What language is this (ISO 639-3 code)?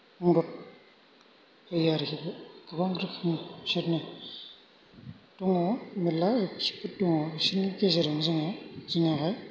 brx